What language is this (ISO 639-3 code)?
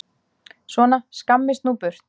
isl